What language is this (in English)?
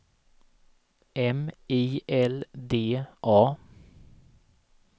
Swedish